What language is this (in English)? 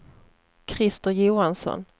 Swedish